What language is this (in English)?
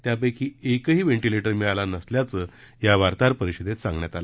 Marathi